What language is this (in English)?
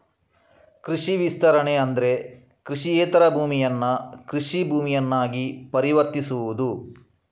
Kannada